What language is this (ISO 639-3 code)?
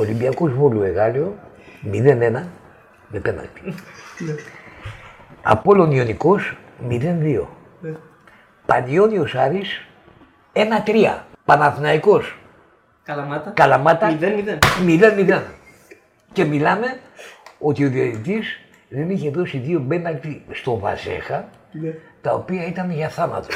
ell